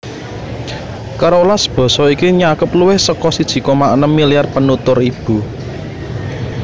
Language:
Javanese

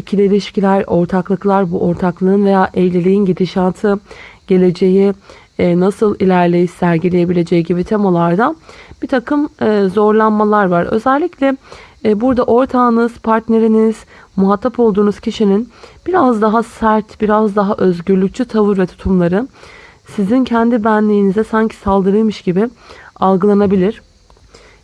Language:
Turkish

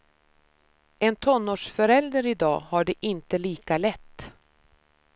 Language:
Swedish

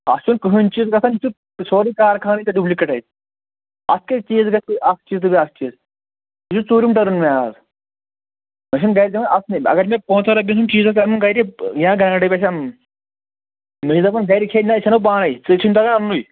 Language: Kashmiri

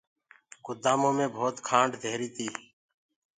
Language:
Gurgula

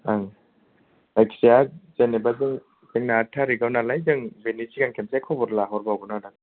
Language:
Bodo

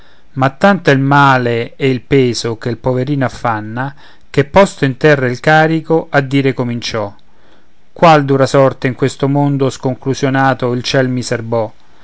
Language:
Italian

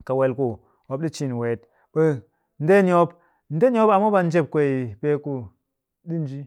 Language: Cakfem-Mushere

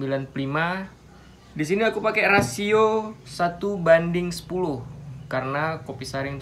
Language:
Indonesian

